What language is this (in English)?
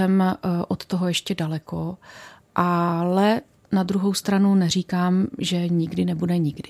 Czech